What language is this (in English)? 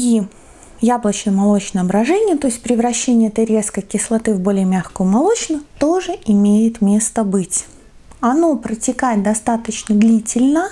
Russian